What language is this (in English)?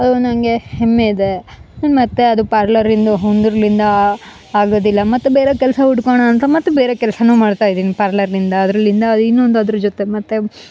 Kannada